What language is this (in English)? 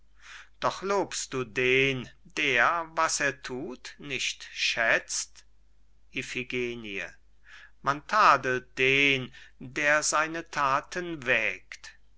German